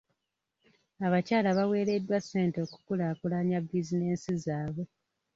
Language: Ganda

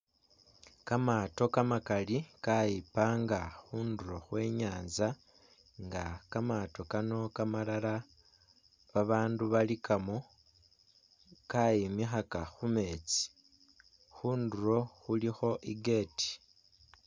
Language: Masaaba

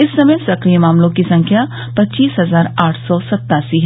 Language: Hindi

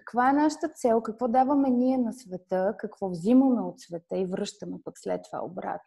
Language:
Bulgarian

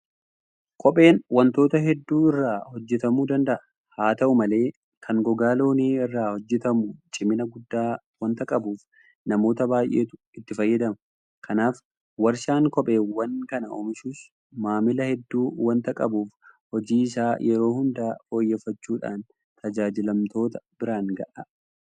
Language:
Oromo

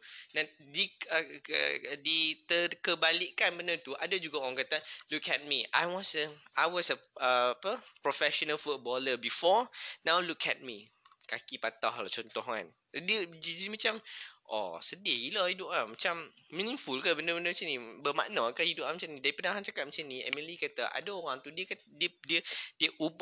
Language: Malay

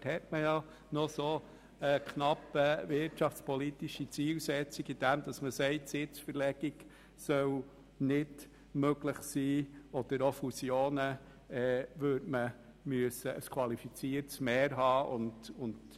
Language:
Swiss German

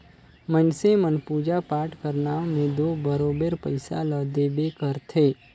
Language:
Chhattisgarhi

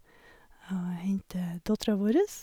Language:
Norwegian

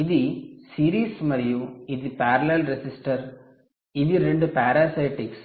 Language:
Telugu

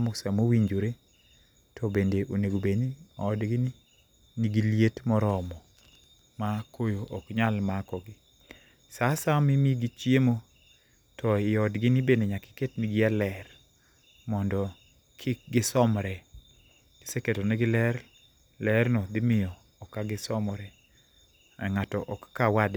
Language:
Luo (Kenya and Tanzania)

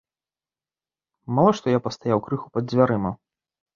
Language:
Belarusian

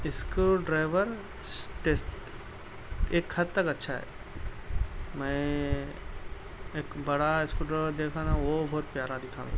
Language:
Urdu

